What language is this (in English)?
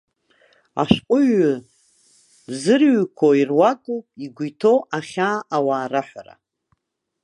Abkhazian